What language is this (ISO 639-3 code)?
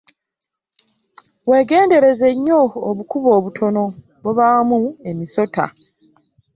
lug